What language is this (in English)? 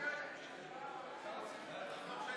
Hebrew